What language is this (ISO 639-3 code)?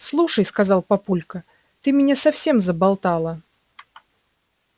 rus